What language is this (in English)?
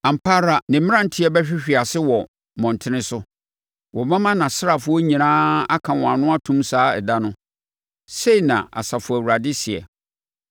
Akan